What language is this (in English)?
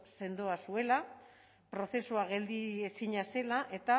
Basque